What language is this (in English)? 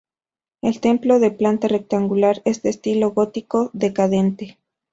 Spanish